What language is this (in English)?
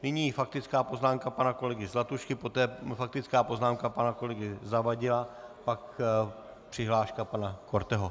Czech